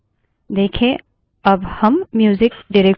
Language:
Hindi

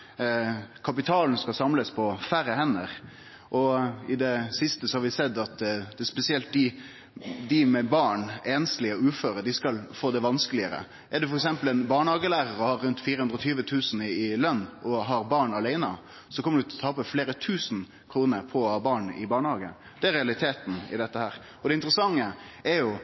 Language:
Norwegian Nynorsk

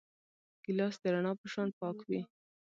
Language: Pashto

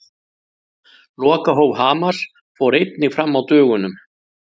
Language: Icelandic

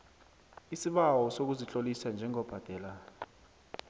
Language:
South Ndebele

